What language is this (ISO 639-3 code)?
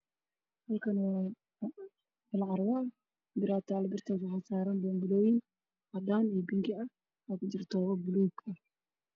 som